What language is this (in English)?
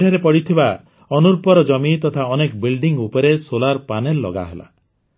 Odia